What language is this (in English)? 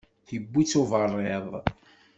Kabyle